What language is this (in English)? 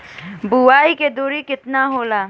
Bhojpuri